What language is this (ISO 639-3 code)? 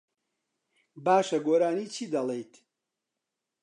ckb